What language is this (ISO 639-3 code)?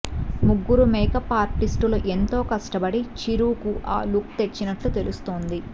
tel